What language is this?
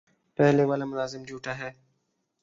Urdu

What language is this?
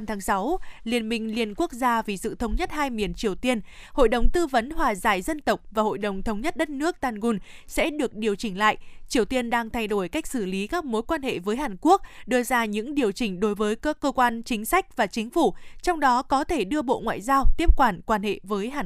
Vietnamese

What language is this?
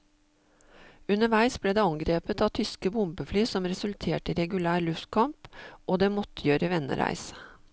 Norwegian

